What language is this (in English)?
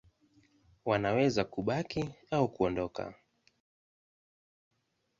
Swahili